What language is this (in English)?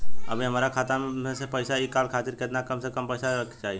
Bhojpuri